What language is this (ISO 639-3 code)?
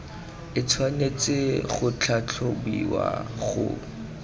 tsn